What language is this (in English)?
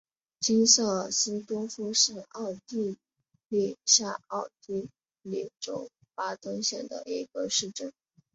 Chinese